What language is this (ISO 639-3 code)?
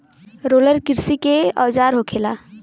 bho